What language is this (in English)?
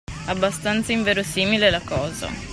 Italian